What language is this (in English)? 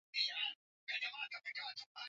Swahili